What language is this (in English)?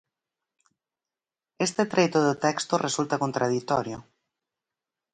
Galician